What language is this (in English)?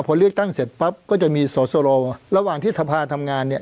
Thai